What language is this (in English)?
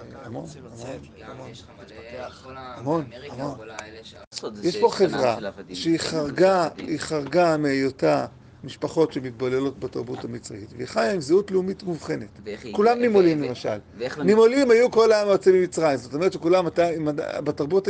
Hebrew